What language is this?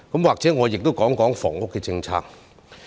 Cantonese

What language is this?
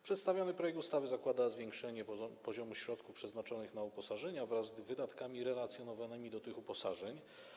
Polish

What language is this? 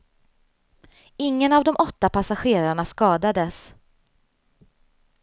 Swedish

